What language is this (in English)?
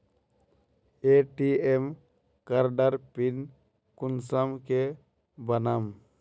Magahi